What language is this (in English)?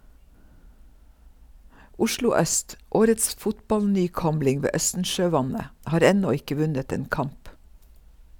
Norwegian